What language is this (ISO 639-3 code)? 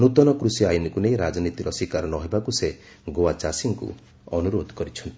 ori